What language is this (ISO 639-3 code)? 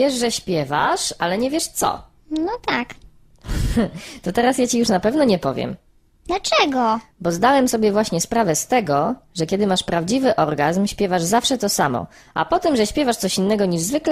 pol